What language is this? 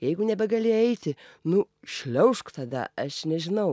Lithuanian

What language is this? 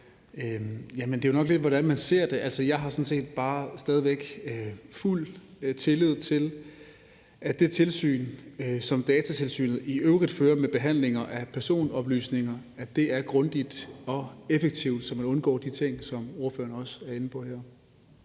Danish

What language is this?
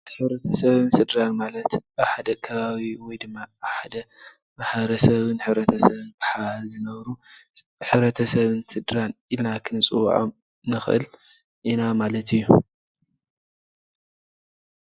Tigrinya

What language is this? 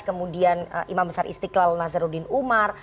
Indonesian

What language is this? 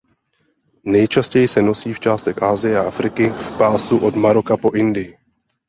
Czech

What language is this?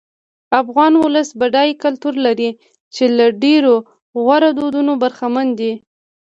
Pashto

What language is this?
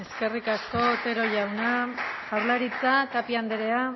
Basque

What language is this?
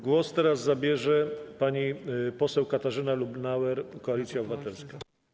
Polish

